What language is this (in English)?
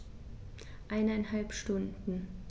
German